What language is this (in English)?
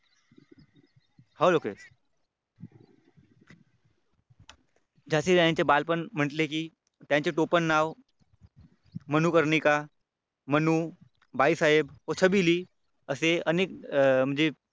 Marathi